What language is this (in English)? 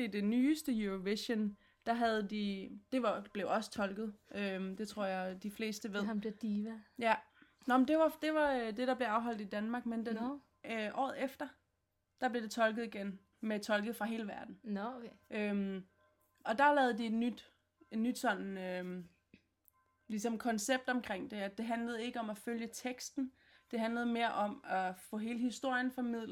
Danish